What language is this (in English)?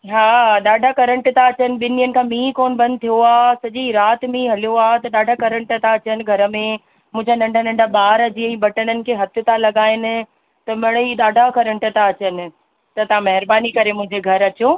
Sindhi